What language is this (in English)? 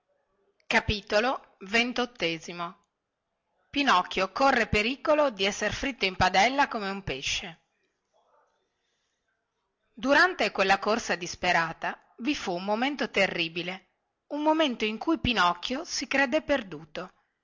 Italian